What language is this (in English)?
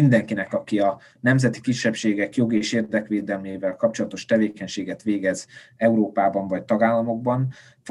Hungarian